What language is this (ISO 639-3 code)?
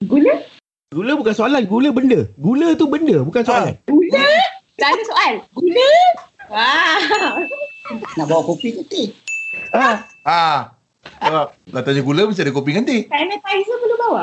msa